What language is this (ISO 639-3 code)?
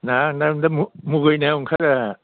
brx